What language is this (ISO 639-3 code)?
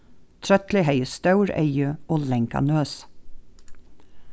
fao